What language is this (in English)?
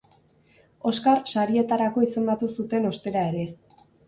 Basque